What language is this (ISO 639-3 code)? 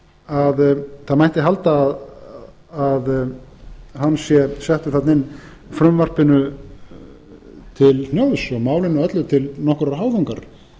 isl